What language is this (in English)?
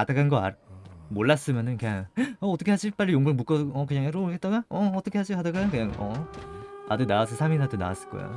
Korean